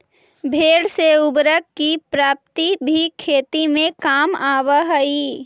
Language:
Magahi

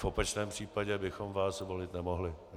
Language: Czech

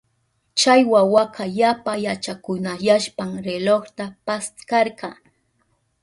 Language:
Southern Pastaza Quechua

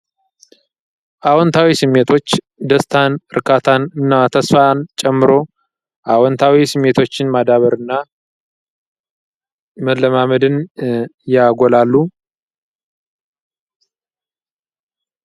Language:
Amharic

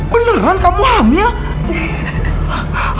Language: Indonesian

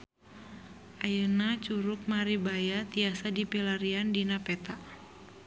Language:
Sundanese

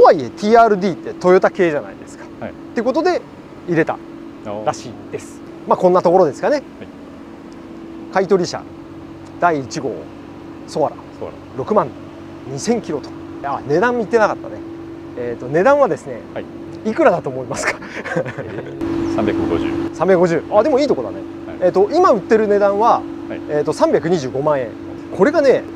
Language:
Japanese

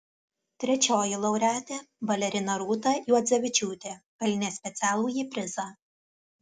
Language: Lithuanian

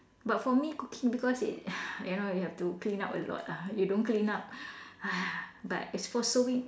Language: English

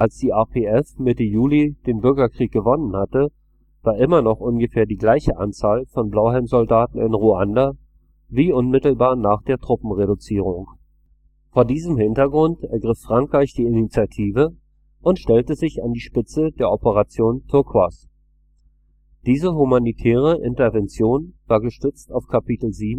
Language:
German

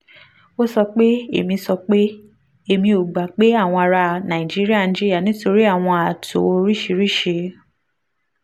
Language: Yoruba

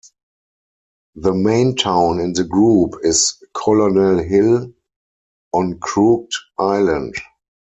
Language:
English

